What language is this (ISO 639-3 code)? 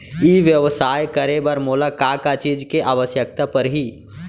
hne